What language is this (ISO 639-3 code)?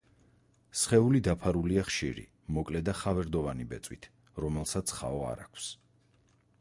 kat